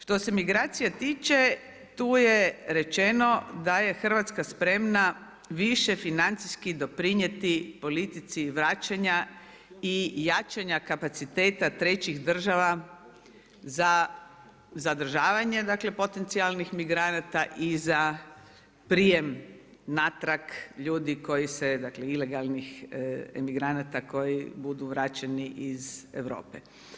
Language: Croatian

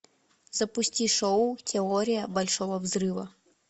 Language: Russian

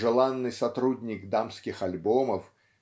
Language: Russian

